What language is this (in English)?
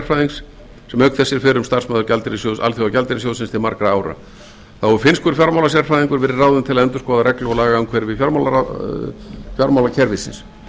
Icelandic